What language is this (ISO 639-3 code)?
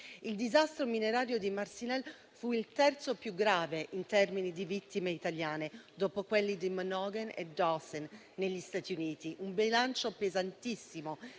ita